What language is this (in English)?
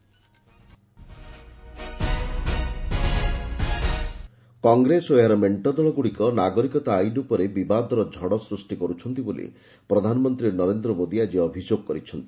Odia